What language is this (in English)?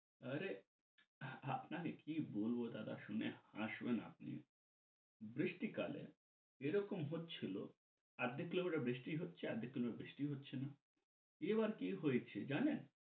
Bangla